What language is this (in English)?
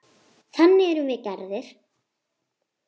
Icelandic